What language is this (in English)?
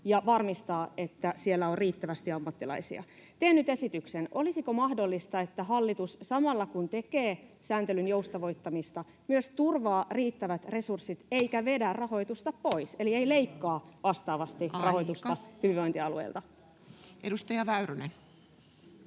Finnish